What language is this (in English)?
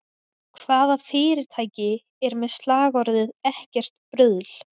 Icelandic